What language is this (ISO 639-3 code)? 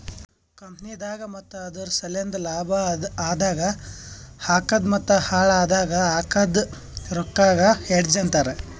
kan